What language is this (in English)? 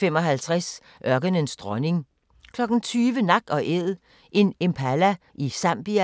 Danish